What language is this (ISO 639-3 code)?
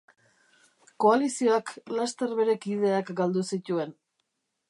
eus